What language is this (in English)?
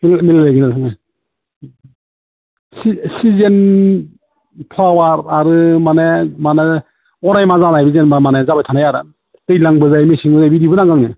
Bodo